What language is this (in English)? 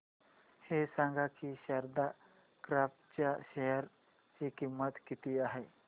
Marathi